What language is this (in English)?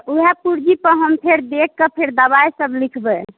Maithili